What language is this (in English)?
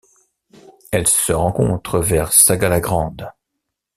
French